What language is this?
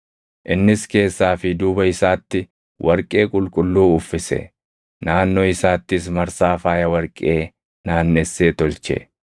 Oromo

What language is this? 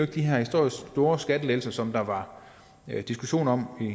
Danish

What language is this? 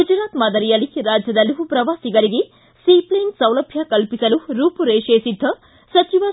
Kannada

